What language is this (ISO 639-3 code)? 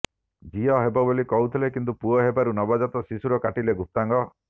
ori